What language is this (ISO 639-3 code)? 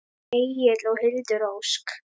isl